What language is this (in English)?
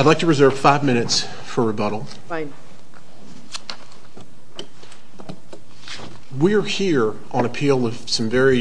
English